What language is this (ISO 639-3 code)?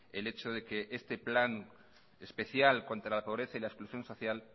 spa